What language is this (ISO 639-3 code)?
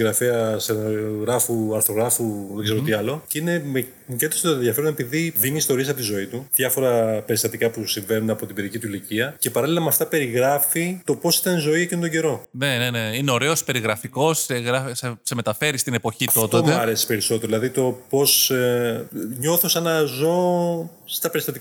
ell